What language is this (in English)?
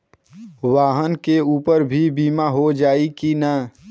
Bhojpuri